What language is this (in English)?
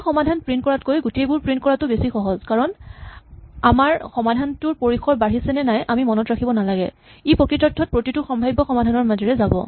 Assamese